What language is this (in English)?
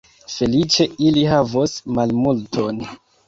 Esperanto